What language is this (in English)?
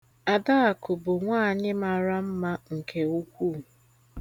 Igbo